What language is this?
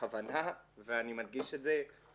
Hebrew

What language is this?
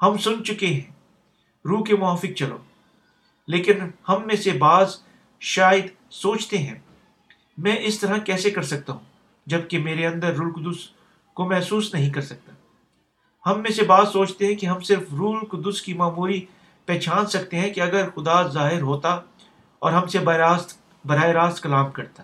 Urdu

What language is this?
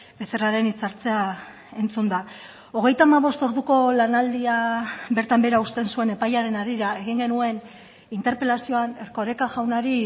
Basque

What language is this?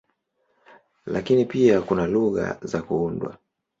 Swahili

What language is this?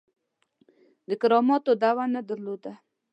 Pashto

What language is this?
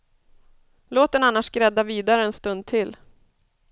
Swedish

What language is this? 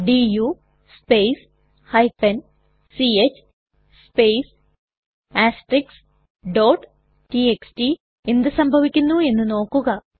Malayalam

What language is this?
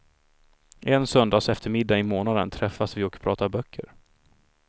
Swedish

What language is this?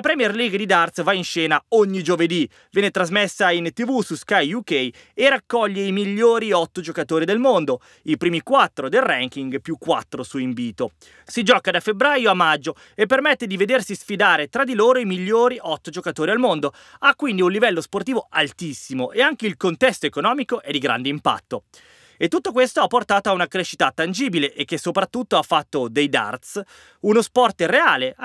Italian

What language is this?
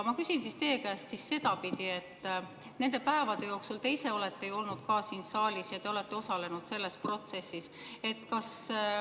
Estonian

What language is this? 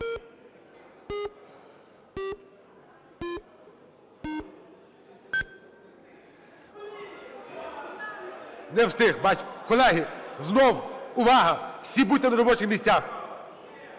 Ukrainian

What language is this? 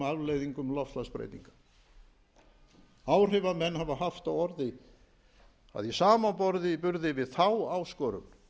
Icelandic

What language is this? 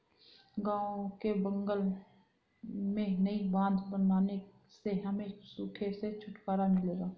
Hindi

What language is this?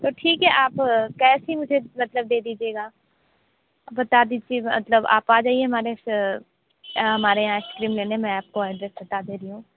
Hindi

